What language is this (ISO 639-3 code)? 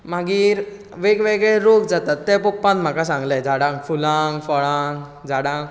kok